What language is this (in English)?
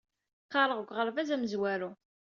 Kabyle